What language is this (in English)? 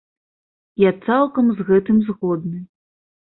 Belarusian